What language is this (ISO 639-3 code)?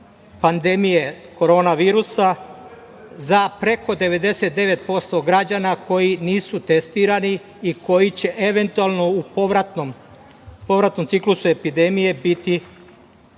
srp